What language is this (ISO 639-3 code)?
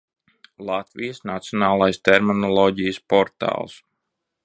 lav